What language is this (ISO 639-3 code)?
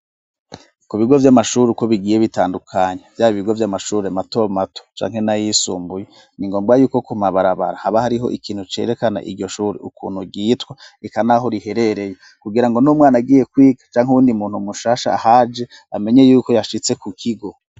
run